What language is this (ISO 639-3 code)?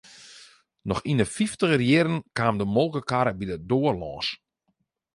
fry